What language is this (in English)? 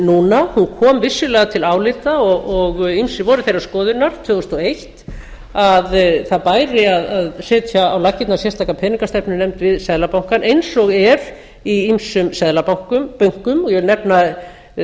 Icelandic